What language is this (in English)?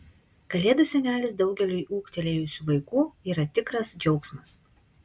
Lithuanian